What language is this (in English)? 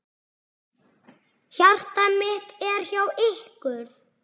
Icelandic